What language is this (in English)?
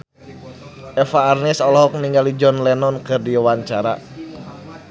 Sundanese